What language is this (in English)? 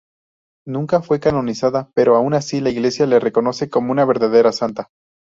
Spanish